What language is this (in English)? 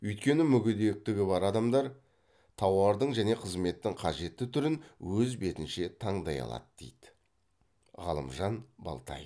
Kazakh